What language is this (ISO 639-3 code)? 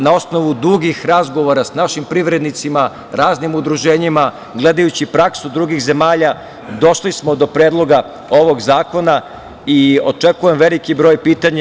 srp